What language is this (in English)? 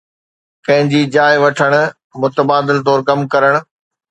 Sindhi